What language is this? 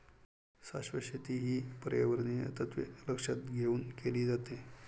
Marathi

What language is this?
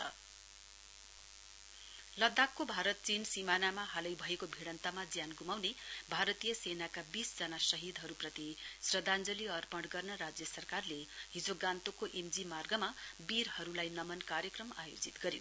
Nepali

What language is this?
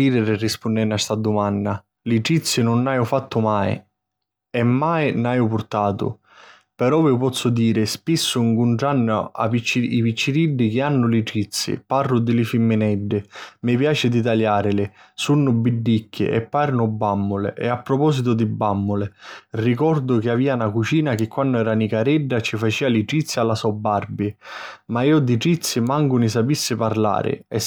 Sicilian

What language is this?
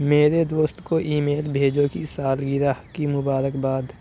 Urdu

